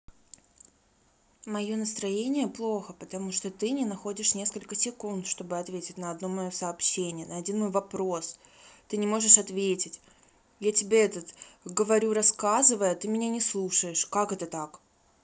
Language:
Russian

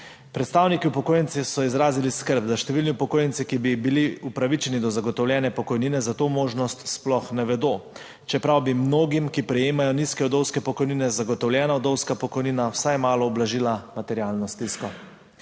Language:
Slovenian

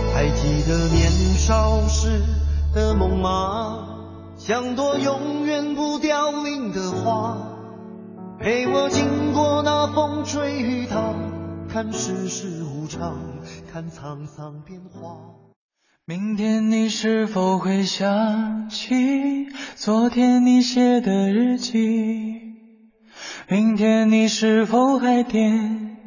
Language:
Chinese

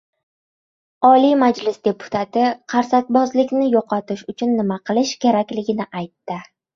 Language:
Uzbek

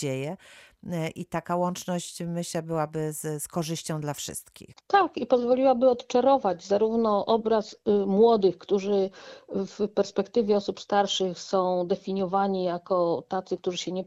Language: Polish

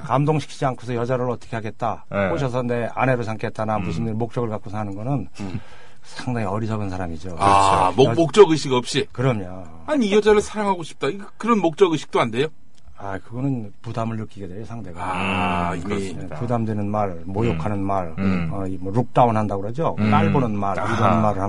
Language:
Korean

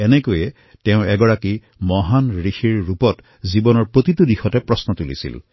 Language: Assamese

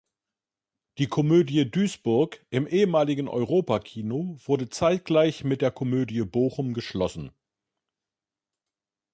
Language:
German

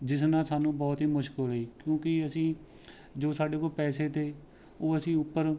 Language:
Punjabi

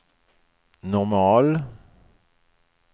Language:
Swedish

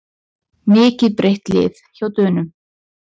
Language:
Icelandic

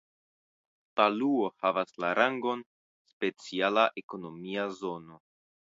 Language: Esperanto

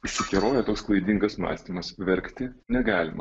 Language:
Lithuanian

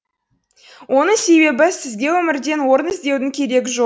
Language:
Kazakh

